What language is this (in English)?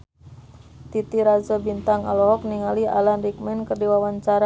Sundanese